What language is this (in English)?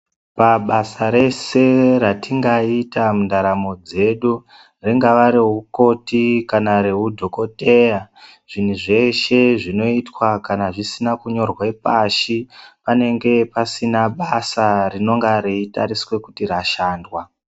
Ndau